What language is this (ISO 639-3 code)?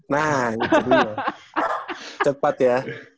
ind